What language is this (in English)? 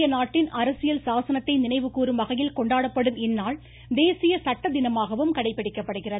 Tamil